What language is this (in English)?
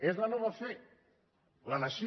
Catalan